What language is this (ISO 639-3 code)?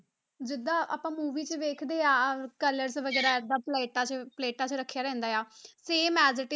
pan